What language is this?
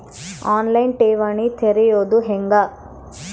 Kannada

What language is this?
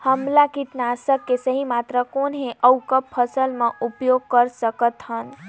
Chhattisgarhi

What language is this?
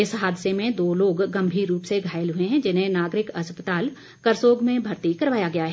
Hindi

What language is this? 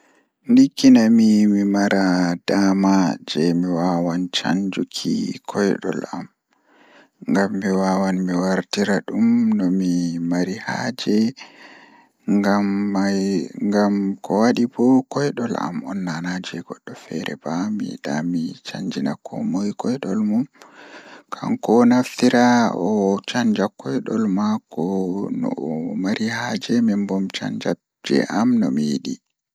Fula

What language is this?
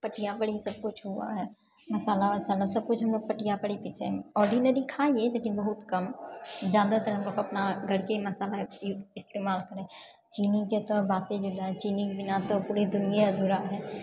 Maithili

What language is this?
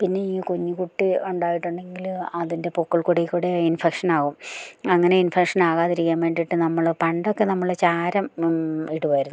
Malayalam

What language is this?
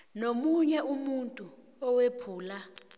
South Ndebele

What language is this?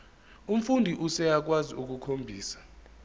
Zulu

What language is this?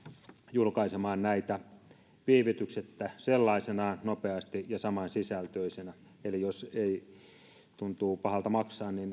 Finnish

